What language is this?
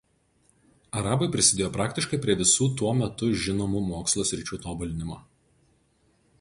Lithuanian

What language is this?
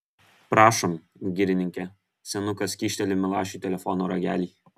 Lithuanian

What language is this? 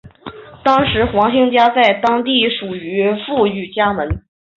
Chinese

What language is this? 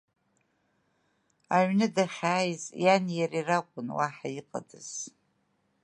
Abkhazian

